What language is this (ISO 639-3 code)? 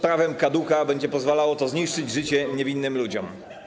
pol